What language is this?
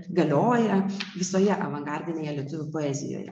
Lithuanian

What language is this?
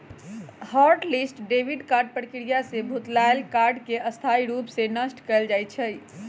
Magahi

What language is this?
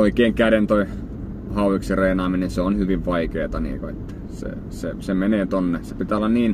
Finnish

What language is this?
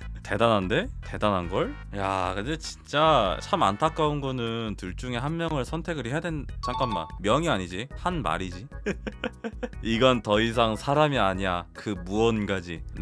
Korean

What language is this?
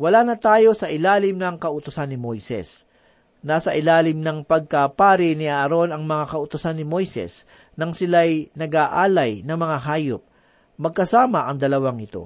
Filipino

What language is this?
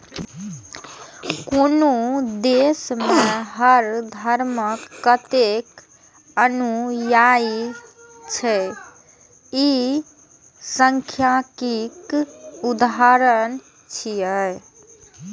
Maithili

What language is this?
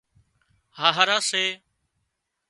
Wadiyara Koli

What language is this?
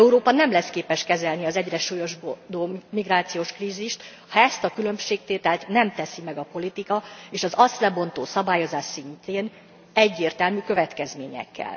Hungarian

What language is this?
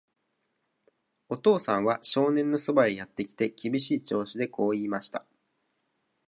Japanese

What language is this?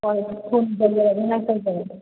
Manipuri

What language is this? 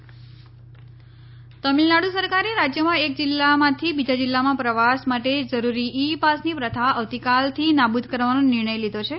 Gujarati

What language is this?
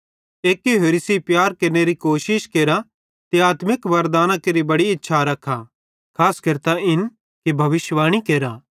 Bhadrawahi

